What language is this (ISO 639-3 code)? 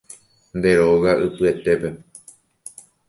grn